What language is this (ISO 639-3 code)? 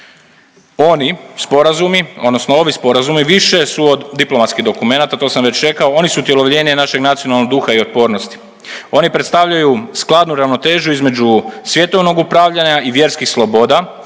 hrv